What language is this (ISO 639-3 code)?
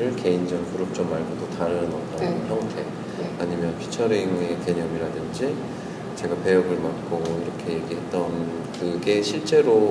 kor